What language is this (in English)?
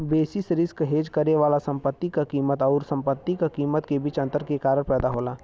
Bhojpuri